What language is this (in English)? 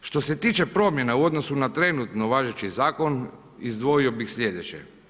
Croatian